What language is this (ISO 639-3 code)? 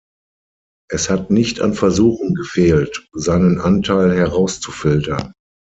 deu